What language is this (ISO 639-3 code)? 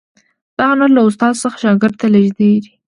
pus